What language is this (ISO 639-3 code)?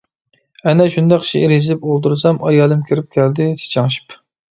uig